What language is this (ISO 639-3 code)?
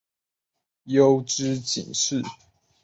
zho